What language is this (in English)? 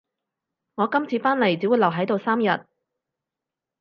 Cantonese